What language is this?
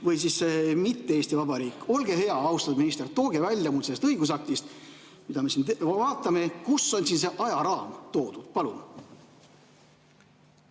Estonian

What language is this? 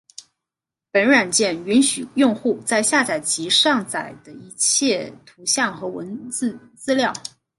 Chinese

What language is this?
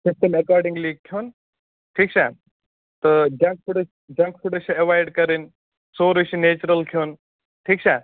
Kashmiri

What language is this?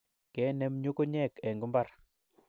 Kalenjin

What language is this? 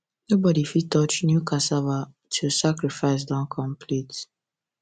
Nigerian Pidgin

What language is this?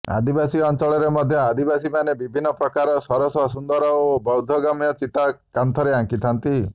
Odia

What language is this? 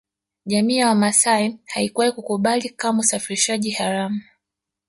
Swahili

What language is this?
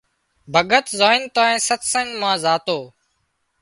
Wadiyara Koli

